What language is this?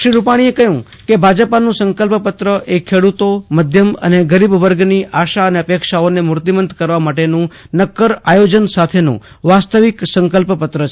Gujarati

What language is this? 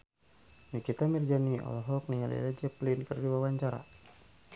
Sundanese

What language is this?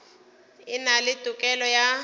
Northern Sotho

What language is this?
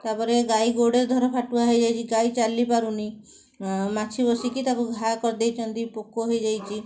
Odia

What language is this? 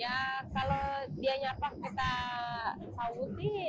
Indonesian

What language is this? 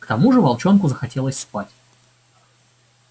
Russian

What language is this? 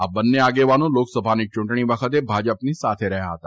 Gujarati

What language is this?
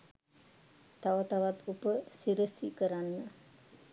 Sinhala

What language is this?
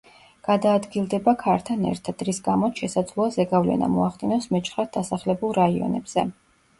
Georgian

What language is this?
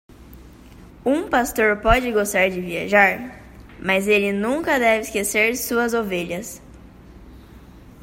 Portuguese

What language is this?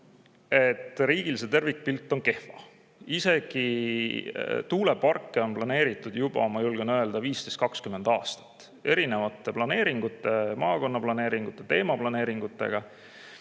Estonian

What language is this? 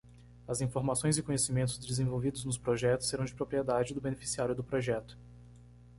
Portuguese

